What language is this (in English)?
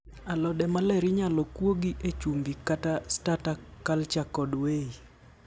Luo (Kenya and Tanzania)